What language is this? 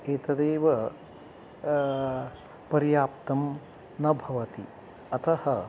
Sanskrit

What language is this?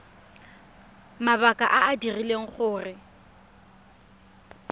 Tswana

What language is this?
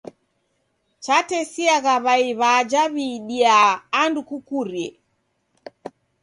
Taita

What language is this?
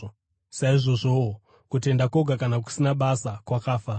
Shona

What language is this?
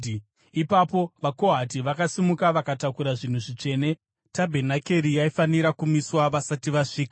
Shona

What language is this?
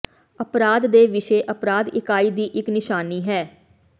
Punjabi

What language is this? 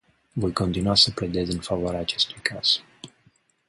Romanian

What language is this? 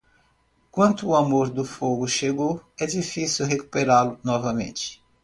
Portuguese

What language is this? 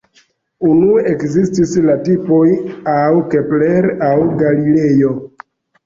Esperanto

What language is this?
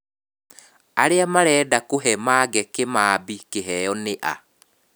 Kikuyu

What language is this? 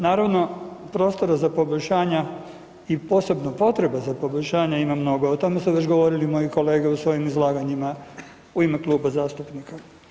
Croatian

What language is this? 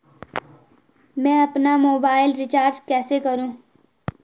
Hindi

